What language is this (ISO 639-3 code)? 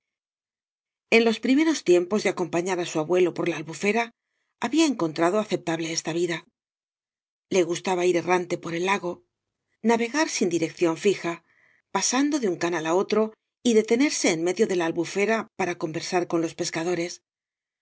spa